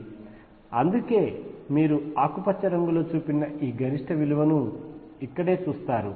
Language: Telugu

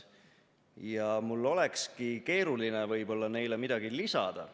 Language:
Estonian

